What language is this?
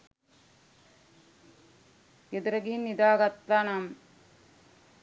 Sinhala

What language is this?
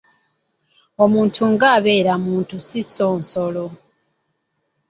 Ganda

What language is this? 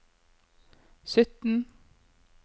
Norwegian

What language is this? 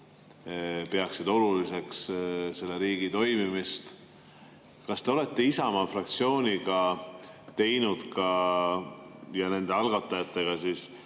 Estonian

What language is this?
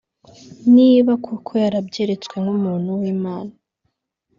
Kinyarwanda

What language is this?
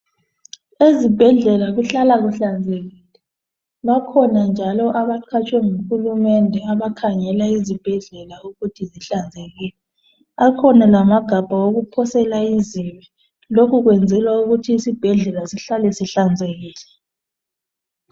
North Ndebele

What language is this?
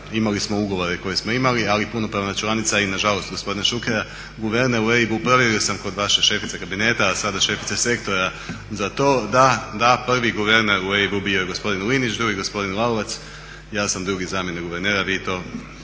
Croatian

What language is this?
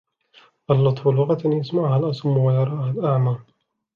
Arabic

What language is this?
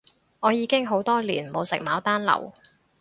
Cantonese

